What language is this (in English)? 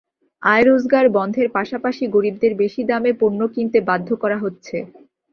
Bangla